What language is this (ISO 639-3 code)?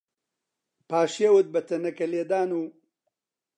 ckb